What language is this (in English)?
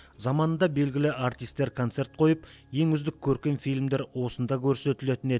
Kazakh